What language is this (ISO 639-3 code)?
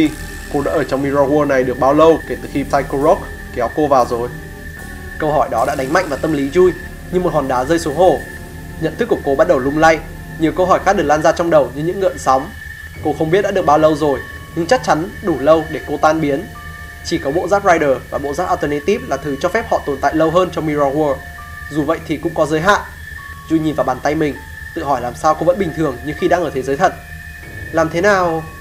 vie